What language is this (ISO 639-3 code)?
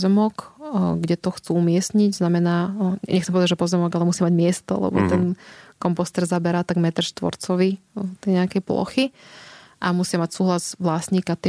slk